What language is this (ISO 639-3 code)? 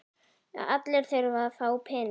isl